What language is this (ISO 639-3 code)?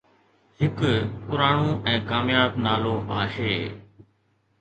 snd